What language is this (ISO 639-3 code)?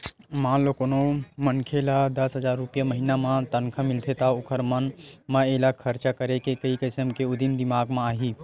hne